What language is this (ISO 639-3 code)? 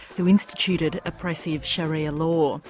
eng